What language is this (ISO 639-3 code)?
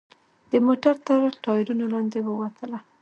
pus